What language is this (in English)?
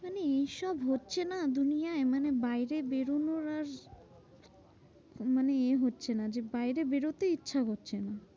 Bangla